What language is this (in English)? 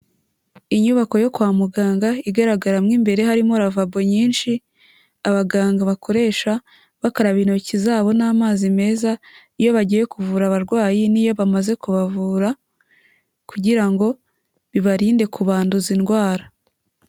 Kinyarwanda